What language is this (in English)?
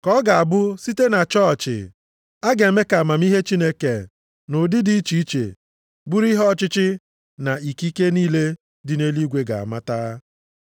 Igbo